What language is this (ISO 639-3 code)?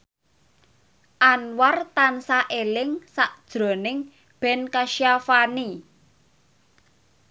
jav